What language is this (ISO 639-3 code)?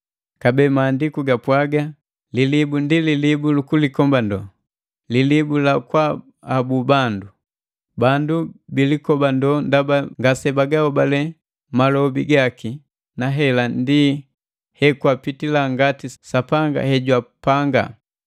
mgv